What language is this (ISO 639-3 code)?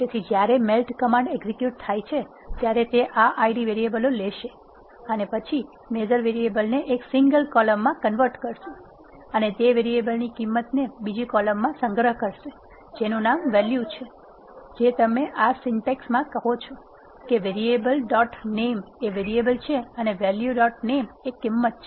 guj